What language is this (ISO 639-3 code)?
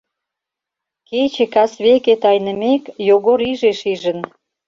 chm